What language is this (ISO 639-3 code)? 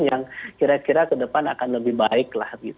ind